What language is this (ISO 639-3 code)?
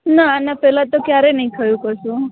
guj